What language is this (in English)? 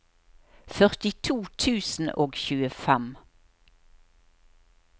Norwegian